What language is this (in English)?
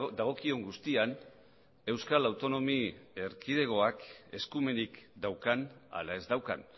Basque